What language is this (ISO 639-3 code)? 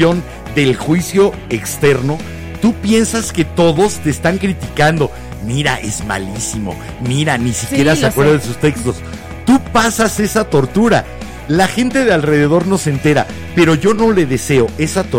spa